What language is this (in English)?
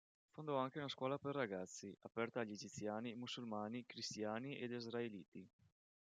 Italian